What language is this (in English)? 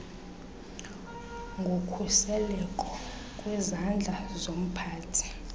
Xhosa